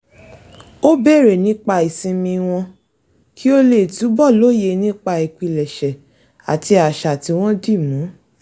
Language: Yoruba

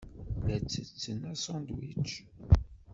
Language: Kabyle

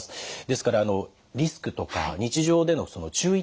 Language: Japanese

